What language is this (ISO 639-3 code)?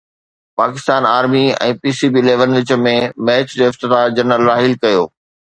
snd